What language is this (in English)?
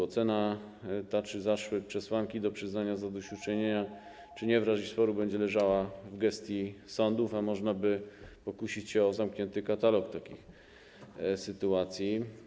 Polish